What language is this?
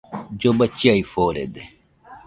Nüpode Huitoto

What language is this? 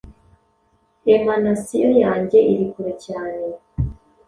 Kinyarwanda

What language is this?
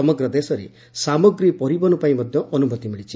Odia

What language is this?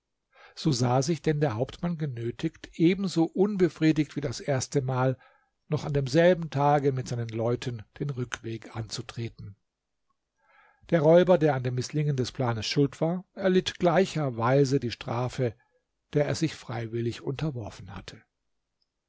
German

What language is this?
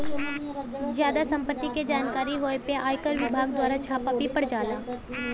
Bhojpuri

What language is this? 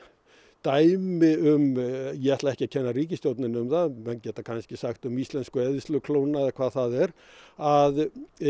Icelandic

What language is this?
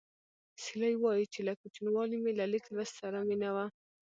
Pashto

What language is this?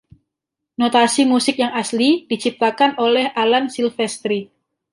Indonesian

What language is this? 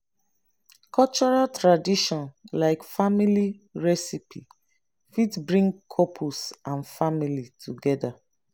Nigerian Pidgin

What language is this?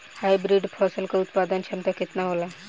Bhojpuri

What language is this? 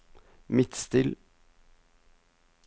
Norwegian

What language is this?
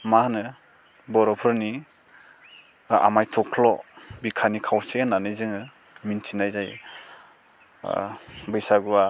Bodo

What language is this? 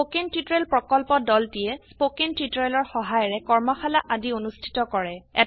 Assamese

